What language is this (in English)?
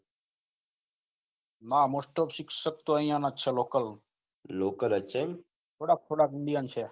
Gujarati